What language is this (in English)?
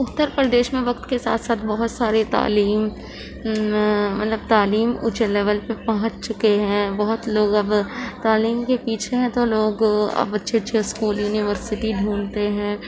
Urdu